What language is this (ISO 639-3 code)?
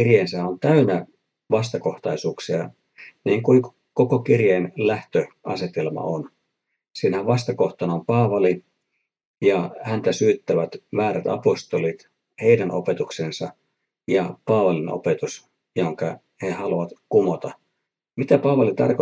fin